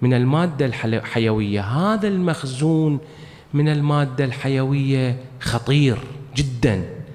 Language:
Arabic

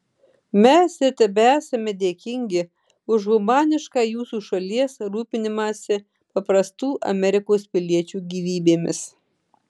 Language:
Lithuanian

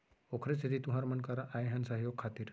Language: Chhattisgarhi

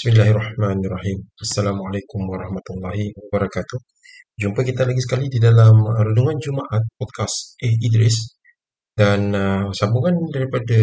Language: Malay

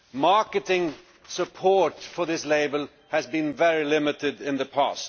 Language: English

